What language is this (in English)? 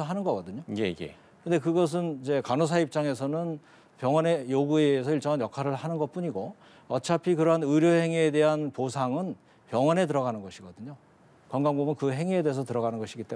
Korean